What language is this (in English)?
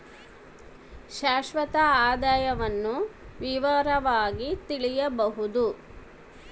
Kannada